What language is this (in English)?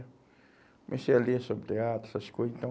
Portuguese